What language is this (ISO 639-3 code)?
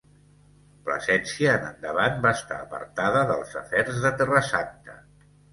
cat